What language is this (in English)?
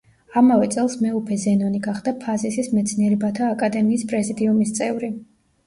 Georgian